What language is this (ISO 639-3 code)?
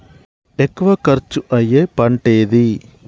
tel